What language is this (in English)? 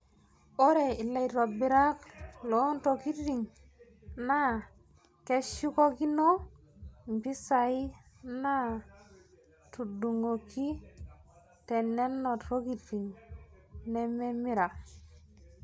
Masai